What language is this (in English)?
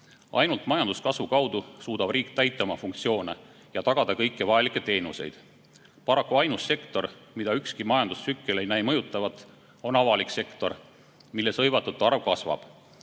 Estonian